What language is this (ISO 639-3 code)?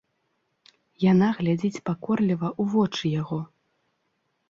bel